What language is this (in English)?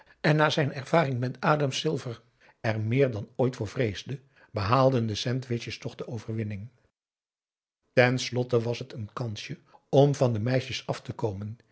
Dutch